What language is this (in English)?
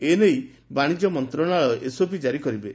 Odia